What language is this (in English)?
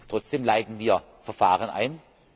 German